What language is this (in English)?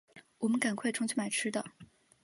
Chinese